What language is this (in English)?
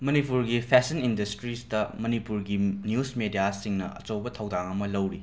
Manipuri